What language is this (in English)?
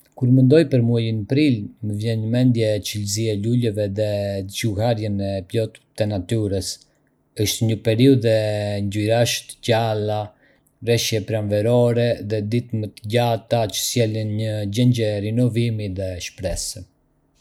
Arbëreshë Albanian